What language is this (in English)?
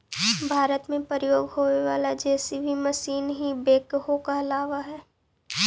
Magahi